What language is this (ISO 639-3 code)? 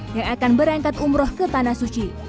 ind